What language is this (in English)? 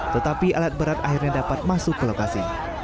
Indonesian